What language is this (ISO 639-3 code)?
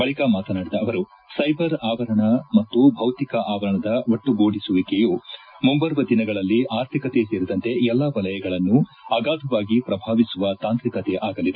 kan